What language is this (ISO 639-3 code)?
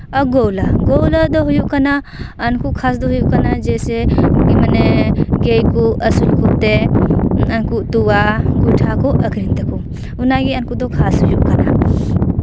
sat